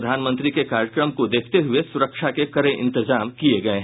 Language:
Hindi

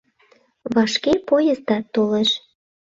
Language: Mari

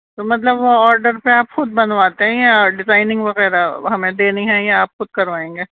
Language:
Urdu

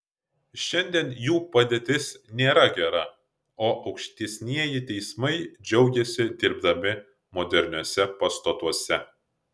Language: Lithuanian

